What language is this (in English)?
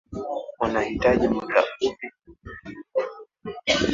Swahili